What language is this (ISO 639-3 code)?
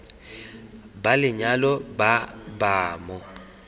tsn